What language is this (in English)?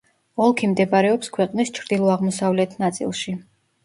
Georgian